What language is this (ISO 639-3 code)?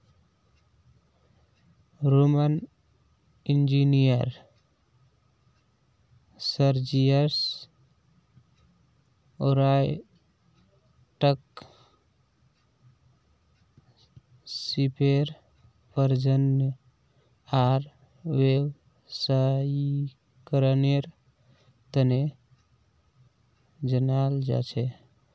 mag